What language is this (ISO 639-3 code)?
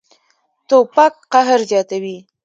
pus